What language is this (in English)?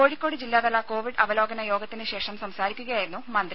Malayalam